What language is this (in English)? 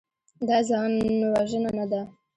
Pashto